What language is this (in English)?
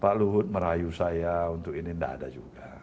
Indonesian